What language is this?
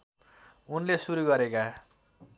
Nepali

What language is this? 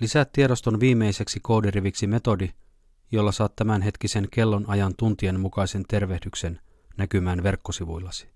Finnish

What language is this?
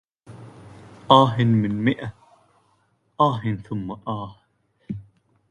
Arabic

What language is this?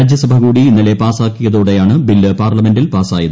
Malayalam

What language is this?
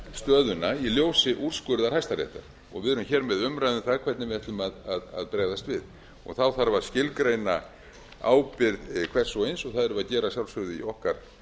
Icelandic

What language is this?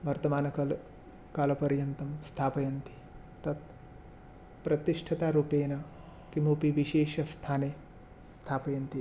Sanskrit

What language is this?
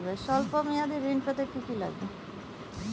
Bangla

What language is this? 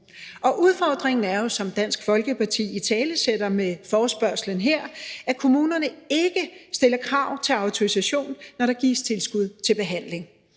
Danish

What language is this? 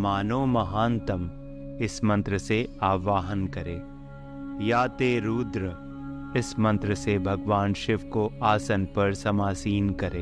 Hindi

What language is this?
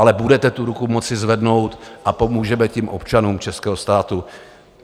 Czech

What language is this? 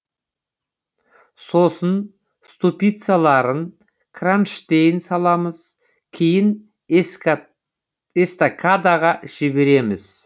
Kazakh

